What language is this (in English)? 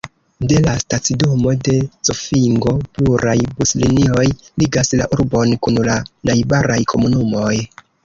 Esperanto